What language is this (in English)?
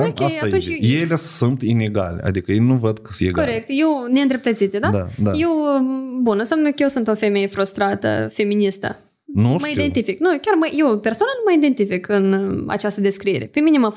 Romanian